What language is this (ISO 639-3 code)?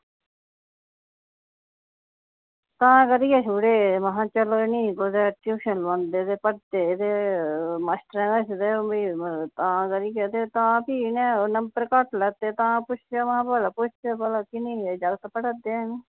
doi